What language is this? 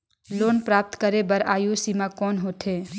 Chhattisgarhi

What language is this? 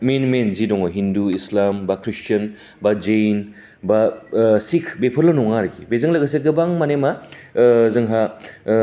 Bodo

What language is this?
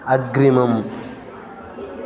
Sanskrit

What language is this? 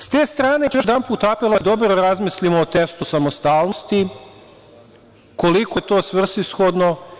Serbian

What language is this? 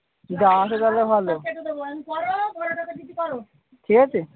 Bangla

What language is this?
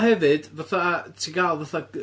Welsh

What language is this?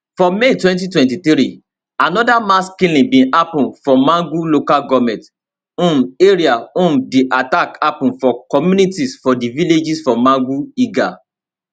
Nigerian Pidgin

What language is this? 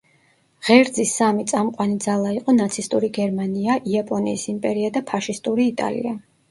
Georgian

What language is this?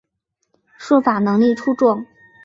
Chinese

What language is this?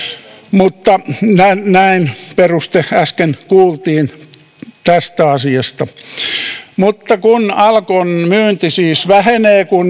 Finnish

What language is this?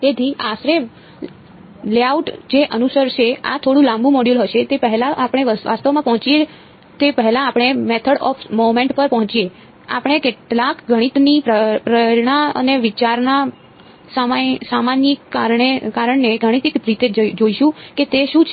Gujarati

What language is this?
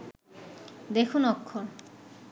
Bangla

